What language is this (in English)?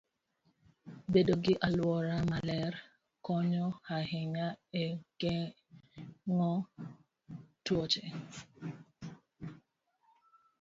Luo (Kenya and Tanzania)